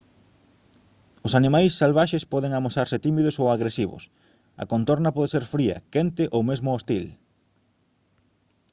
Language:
Galician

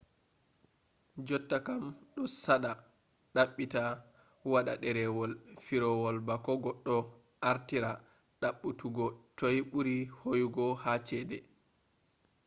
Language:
Fula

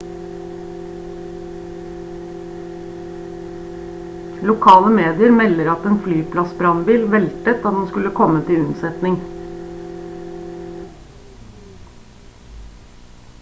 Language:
Norwegian Bokmål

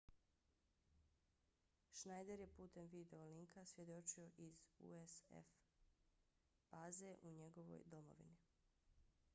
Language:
Bosnian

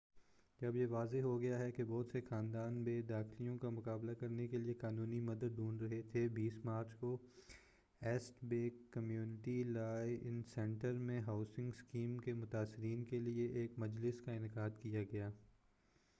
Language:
Urdu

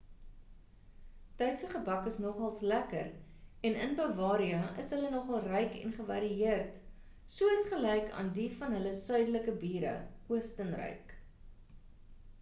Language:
Afrikaans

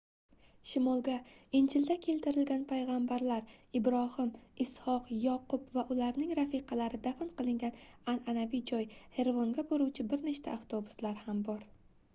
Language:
Uzbek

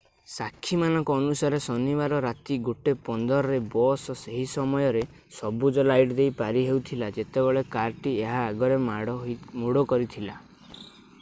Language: Odia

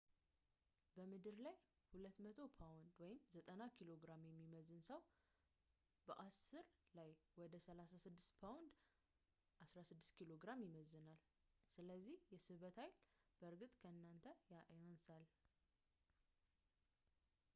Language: Amharic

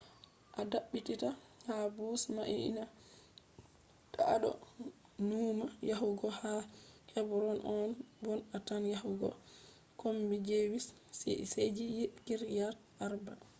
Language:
Fula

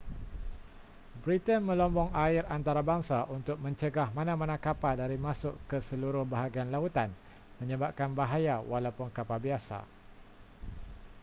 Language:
Malay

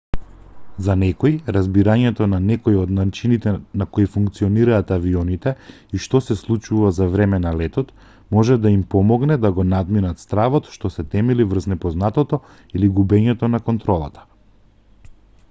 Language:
Macedonian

